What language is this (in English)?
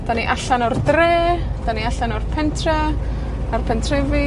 Welsh